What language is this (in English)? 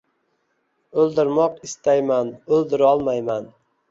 Uzbek